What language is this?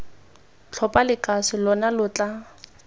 Tswana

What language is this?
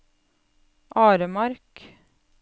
Norwegian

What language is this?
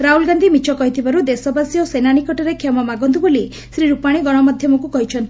Odia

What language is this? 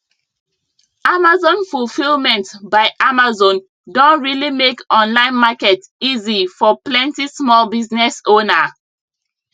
Nigerian Pidgin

